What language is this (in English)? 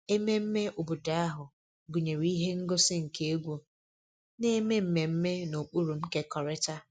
Igbo